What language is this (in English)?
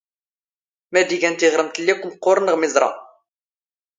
Standard Moroccan Tamazight